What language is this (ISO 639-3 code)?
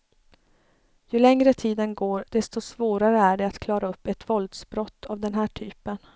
swe